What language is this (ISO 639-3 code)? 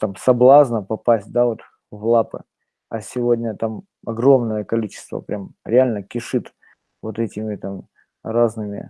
rus